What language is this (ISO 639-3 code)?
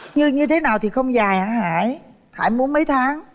vie